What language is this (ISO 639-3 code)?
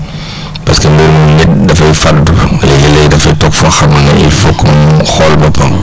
wol